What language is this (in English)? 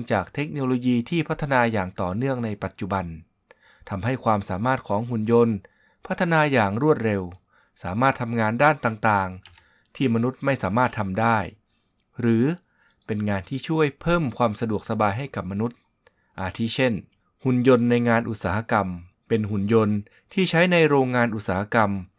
Thai